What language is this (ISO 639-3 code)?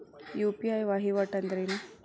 kan